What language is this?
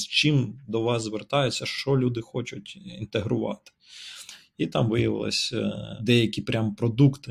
Ukrainian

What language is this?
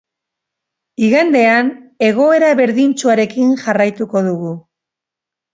Basque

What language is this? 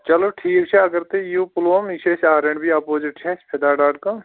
Kashmiri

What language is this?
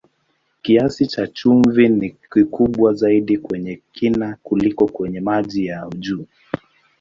Swahili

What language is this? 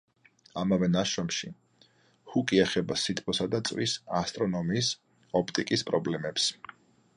Georgian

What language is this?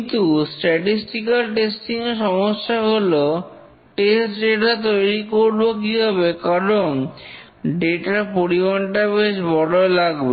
Bangla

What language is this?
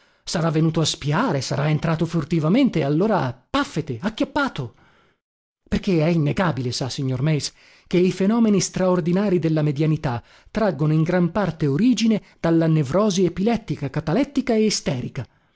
Italian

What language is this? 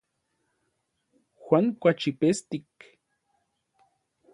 Orizaba Nahuatl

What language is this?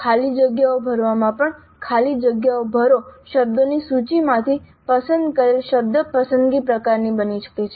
Gujarati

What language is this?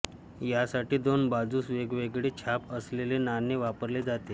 Marathi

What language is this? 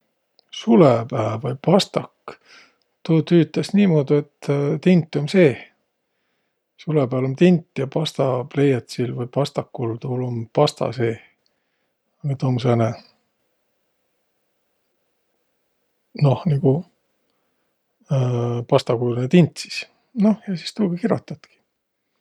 Võro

